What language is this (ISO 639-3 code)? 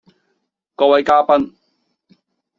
yue